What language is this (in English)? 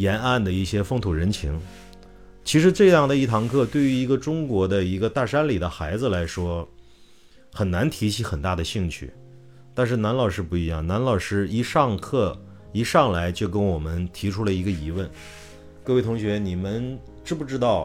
Chinese